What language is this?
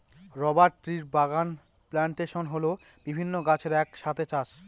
Bangla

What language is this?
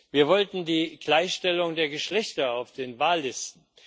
German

